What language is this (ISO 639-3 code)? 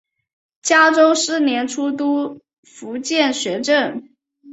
zho